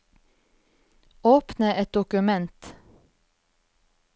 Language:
Norwegian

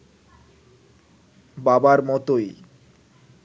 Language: Bangla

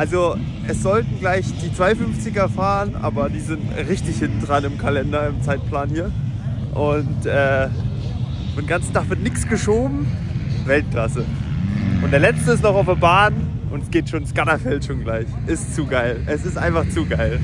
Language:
German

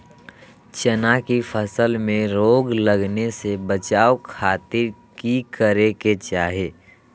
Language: Magahi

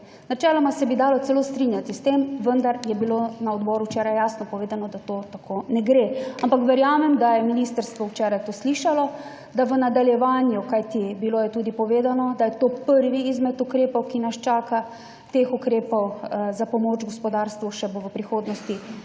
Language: Slovenian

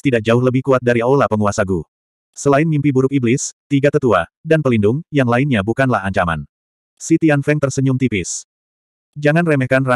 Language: Indonesian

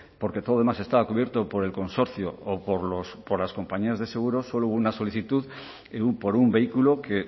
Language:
Spanish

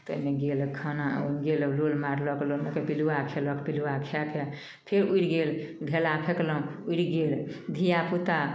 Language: Maithili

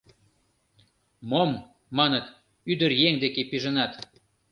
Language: Mari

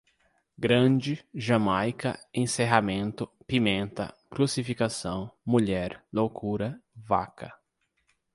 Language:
Portuguese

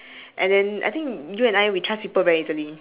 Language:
English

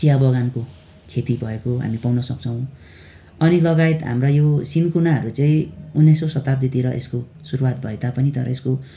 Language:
Nepali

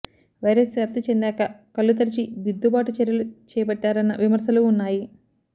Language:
Telugu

